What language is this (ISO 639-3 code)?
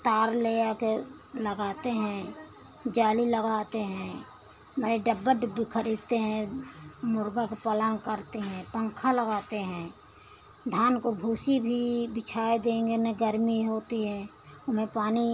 hin